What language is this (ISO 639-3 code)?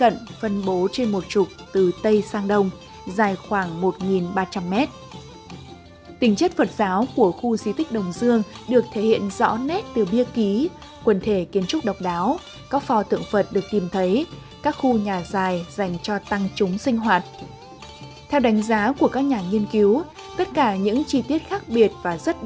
vie